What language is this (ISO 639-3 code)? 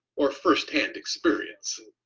eng